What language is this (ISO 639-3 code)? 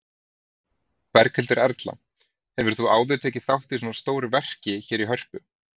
isl